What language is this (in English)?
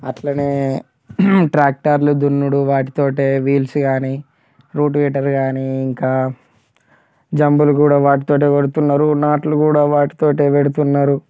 Telugu